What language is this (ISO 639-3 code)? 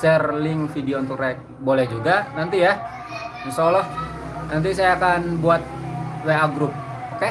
ind